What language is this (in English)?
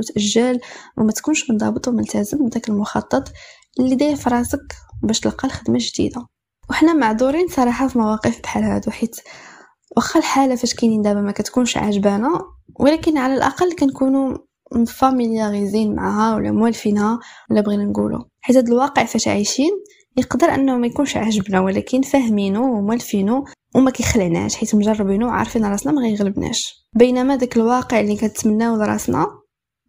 Arabic